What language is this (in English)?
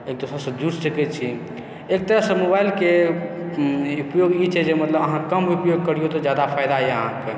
Maithili